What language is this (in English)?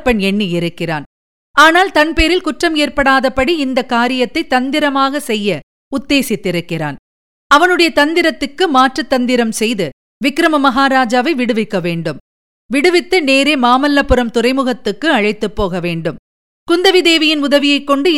Tamil